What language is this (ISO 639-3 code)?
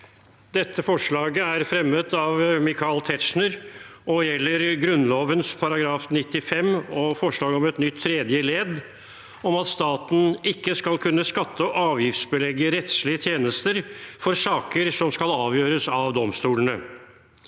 nor